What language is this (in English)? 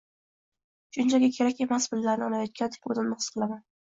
Uzbek